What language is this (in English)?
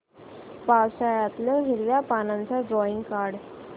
Marathi